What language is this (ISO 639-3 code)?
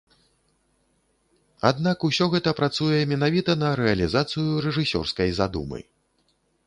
bel